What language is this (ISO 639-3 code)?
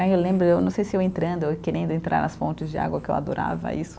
por